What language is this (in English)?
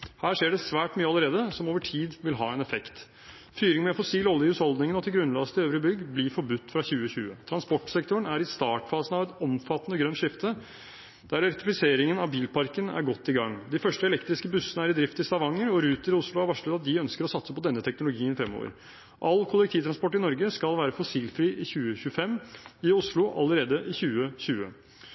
Norwegian Bokmål